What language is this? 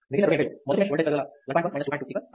Telugu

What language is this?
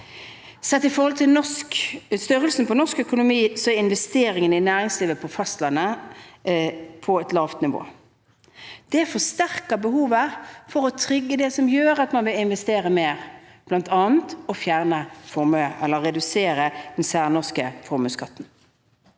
Norwegian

